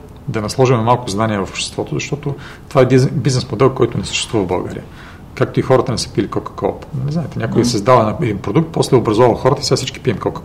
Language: Bulgarian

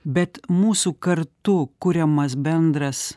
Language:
Lithuanian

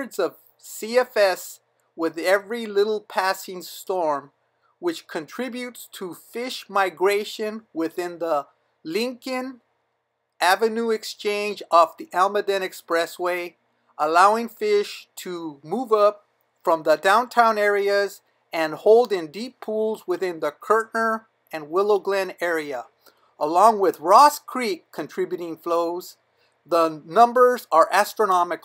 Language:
English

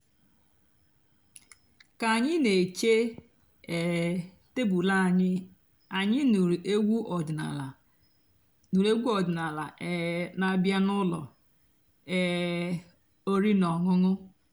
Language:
Igbo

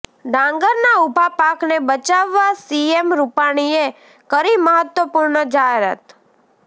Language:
Gujarati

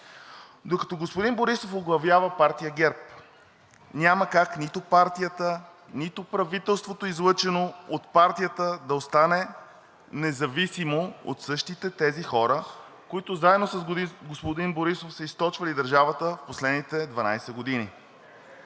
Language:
Bulgarian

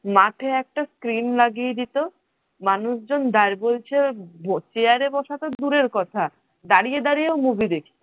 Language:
Bangla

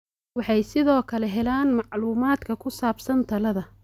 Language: Somali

